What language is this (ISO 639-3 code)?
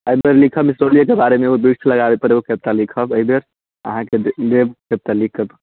mai